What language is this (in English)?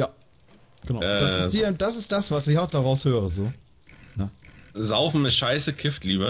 German